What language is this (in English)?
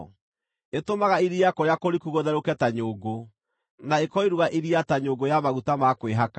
Kikuyu